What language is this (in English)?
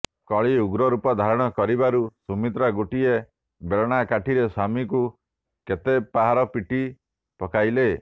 Odia